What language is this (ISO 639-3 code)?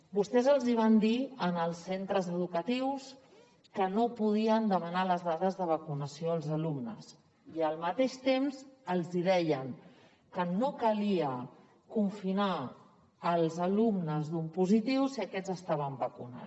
cat